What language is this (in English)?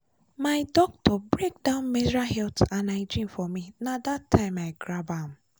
Nigerian Pidgin